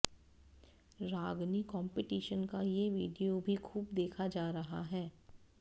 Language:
Hindi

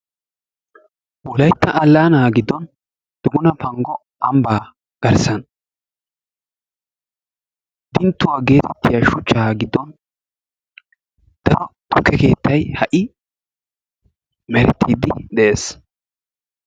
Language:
Wolaytta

